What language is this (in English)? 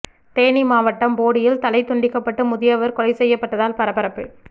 Tamil